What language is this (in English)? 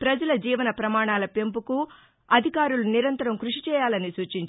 Telugu